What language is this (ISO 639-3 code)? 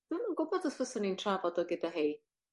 cym